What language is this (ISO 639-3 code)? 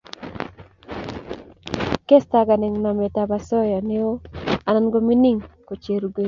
kln